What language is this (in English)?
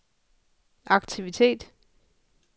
Danish